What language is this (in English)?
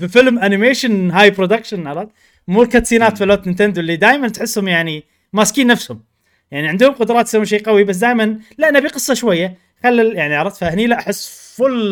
Arabic